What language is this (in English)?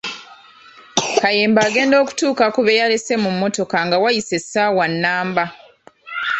Ganda